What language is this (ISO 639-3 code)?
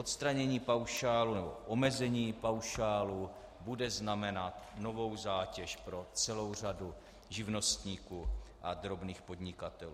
ces